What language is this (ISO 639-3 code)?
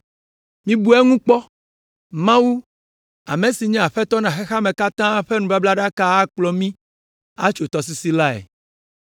ewe